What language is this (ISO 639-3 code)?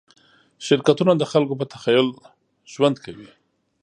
pus